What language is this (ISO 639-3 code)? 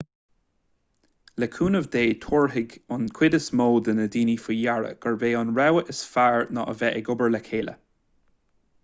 gle